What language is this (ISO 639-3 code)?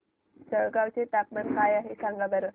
mar